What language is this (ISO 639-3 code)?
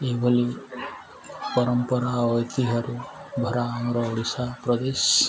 ori